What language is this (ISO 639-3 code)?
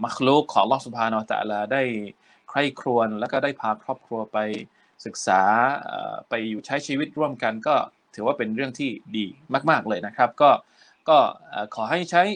tha